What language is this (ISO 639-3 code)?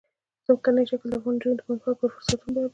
pus